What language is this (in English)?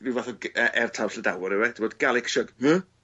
Welsh